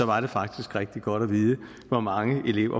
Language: Danish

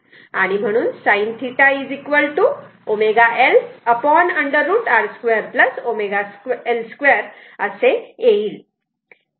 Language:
Marathi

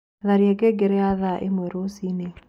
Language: Kikuyu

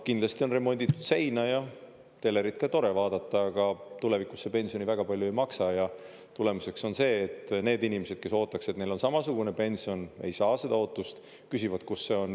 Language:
Estonian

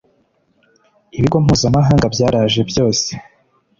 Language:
Kinyarwanda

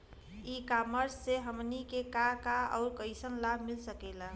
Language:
Bhojpuri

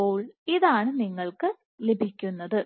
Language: Malayalam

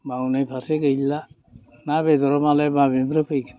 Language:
Bodo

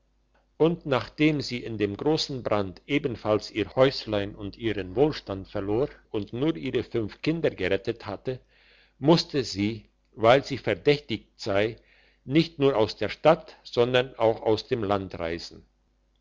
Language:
German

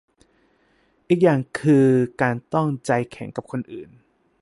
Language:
Thai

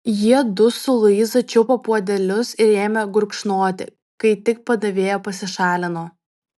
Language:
Lithuanian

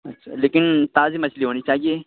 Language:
Urdu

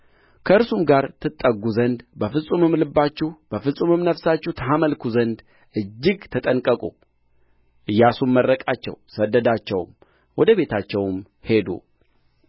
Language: Amharic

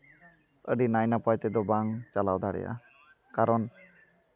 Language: Santali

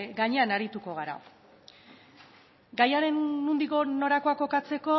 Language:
Basque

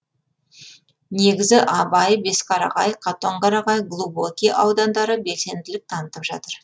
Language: Kazakh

